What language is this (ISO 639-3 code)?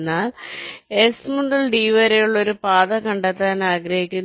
mal